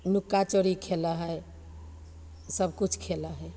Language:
Maithili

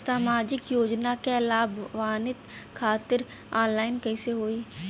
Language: Bhojpuri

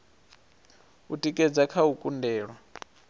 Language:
Venda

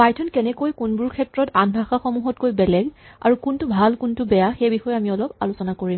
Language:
Assamese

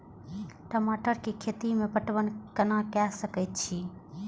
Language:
Maithili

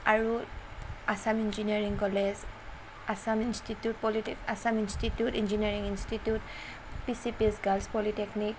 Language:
Assamese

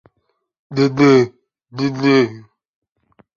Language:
Czech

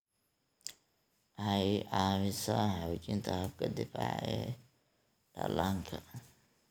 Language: Somali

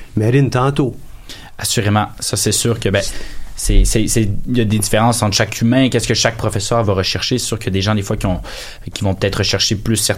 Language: French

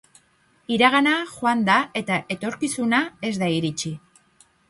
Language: Basque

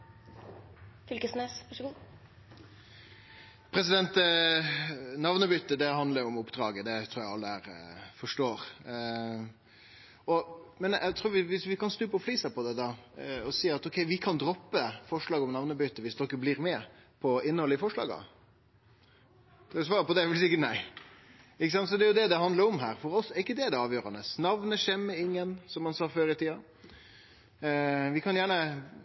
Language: Norwegian Nynorsk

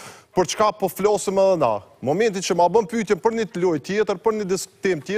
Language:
Romanian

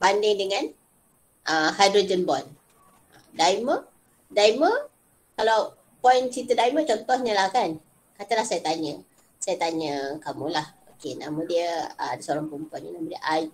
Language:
Malay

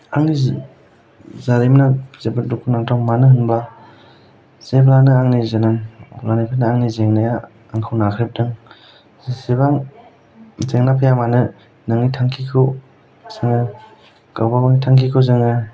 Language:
Bodo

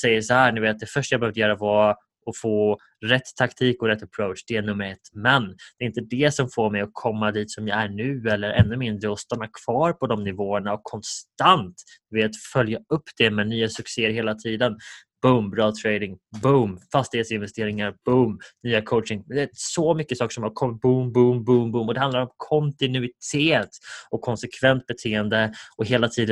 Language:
Swedish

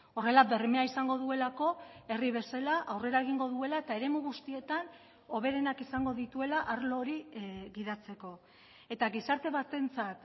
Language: Basque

